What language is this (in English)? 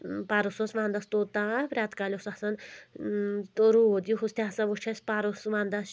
Kashmiri